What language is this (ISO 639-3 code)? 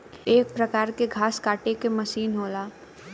bho